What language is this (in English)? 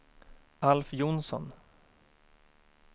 Swedish